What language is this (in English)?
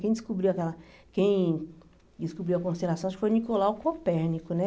Portuguese